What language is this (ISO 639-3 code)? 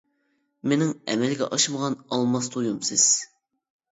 uig